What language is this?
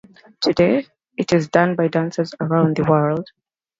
English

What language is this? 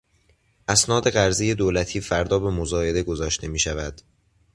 Persian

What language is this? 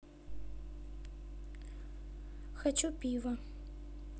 Russian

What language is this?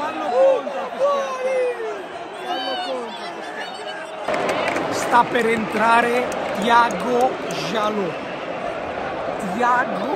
Italian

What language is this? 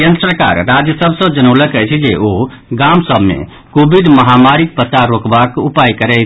Maithili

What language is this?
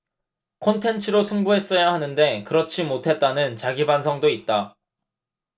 Korean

